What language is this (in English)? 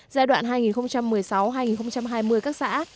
Vietnamese